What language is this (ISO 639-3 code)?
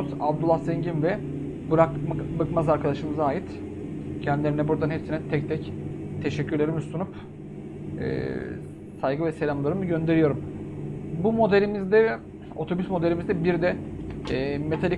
tur